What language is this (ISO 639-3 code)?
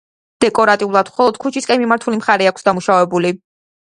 kat